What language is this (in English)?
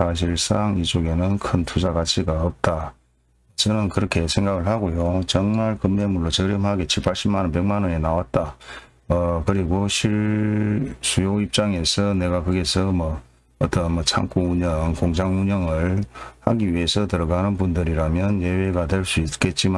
Korean